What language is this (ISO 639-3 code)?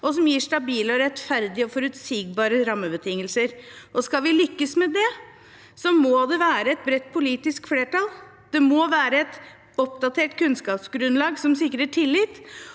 nor